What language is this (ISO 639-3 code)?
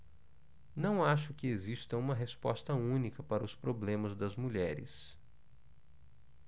por